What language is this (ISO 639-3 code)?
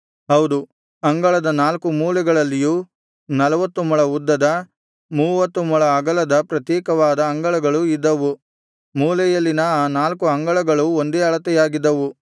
kan